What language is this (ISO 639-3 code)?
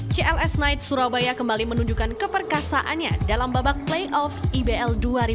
ind